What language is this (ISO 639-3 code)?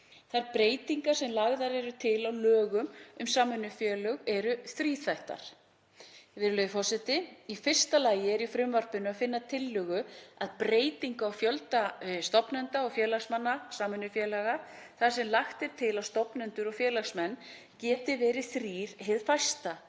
isl